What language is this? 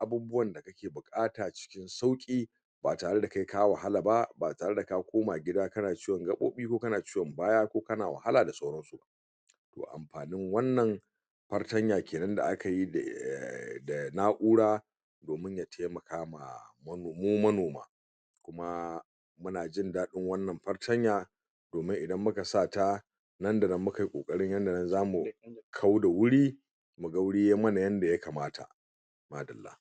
Hausa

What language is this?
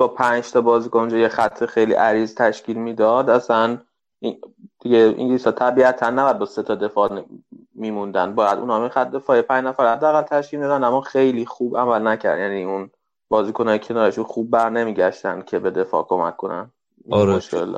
Persian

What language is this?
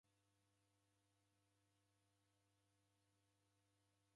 Taita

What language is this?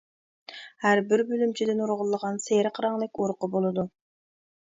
Uyghur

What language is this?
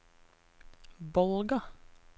Norwegian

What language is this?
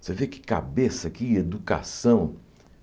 Portuguese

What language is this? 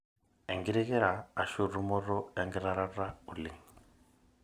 Masai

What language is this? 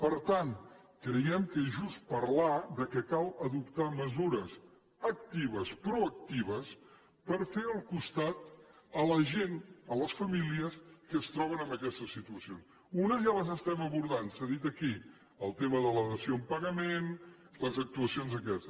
Catalan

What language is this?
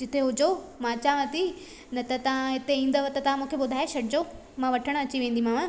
Sindhi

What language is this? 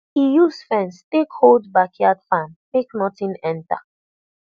Nigerian Pidgin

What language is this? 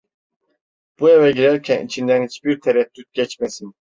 Turkish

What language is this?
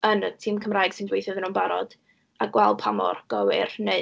Welsh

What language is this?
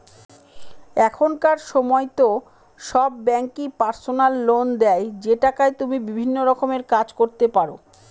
Bangla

